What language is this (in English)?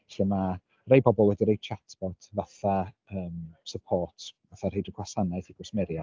Welsh